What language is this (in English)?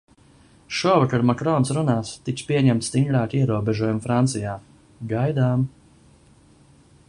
Latvian